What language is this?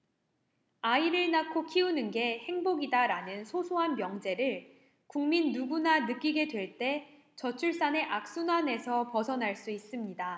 Korean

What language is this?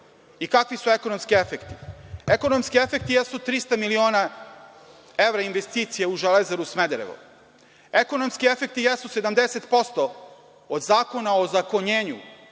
Serbian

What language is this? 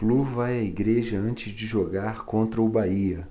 Portuguese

